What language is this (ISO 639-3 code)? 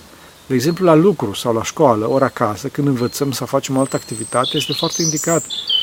ron